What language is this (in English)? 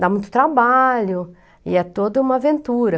Portuguese